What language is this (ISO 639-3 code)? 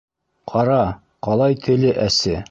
bak